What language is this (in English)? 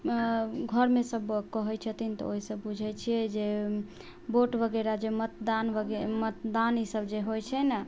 Maithili